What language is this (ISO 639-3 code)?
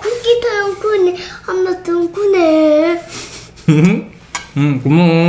kor